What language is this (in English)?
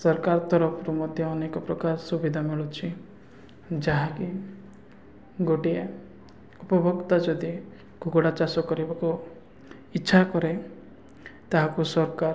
Odia